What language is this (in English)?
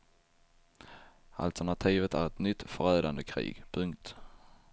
Swedish